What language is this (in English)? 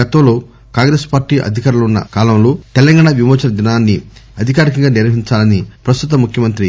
Telugu